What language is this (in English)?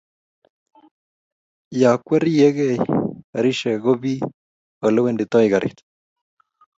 Kalenjin